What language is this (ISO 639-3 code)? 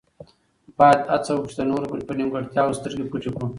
pus